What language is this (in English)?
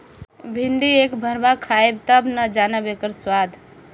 Bhojpuri